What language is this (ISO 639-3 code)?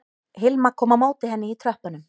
isl